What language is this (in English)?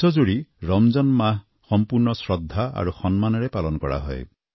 Assamese